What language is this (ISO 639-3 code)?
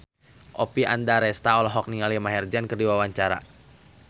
sun